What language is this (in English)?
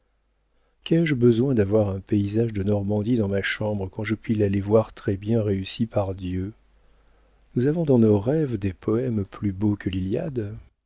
French